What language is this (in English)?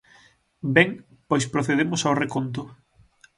Galician